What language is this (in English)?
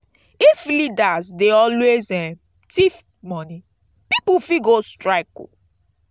Nigerian Pidgin